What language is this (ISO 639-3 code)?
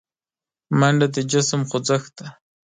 pus